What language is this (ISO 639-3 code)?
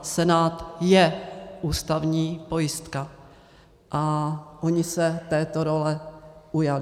ces